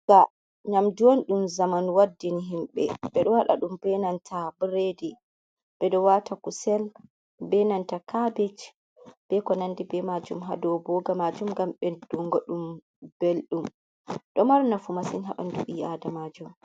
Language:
Fula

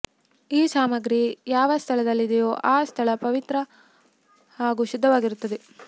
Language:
Kannada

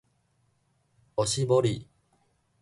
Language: Min Nan Chinese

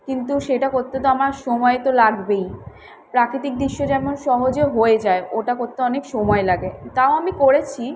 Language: Bangla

